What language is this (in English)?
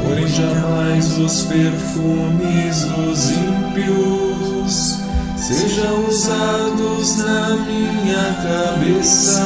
Portuguese